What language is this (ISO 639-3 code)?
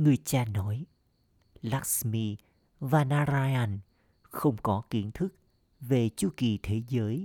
vie